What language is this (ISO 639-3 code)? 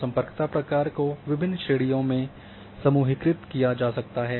hin